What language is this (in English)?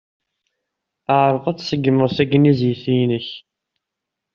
Kabyle